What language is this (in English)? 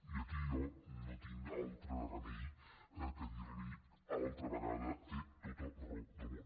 Catalan